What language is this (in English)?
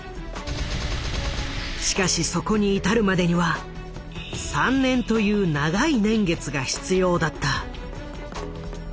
Japanese